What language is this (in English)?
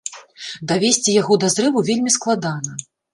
Belarusian